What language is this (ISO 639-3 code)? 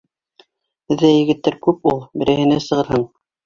bak